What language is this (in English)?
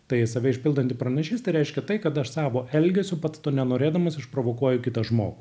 Lithuanian